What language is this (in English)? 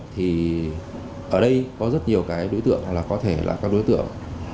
Vietnamese